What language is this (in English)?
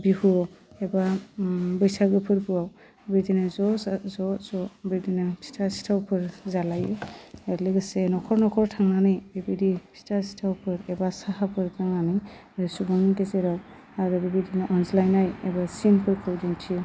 Bodo